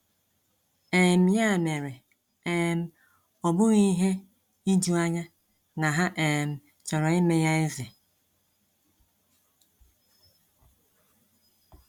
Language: Igbo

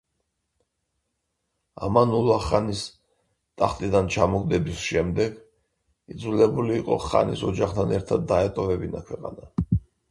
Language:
Georgian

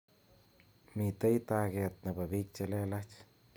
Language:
Kalenjin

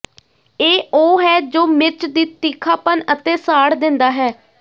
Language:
Punjabi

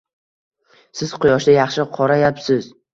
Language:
Uzbek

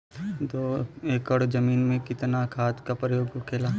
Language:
Bhojpuri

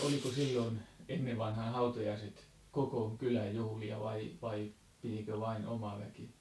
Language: Finnish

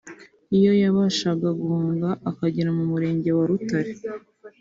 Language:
Kinyarwanda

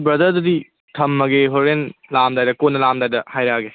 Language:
Manipuri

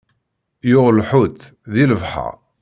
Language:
Kabyle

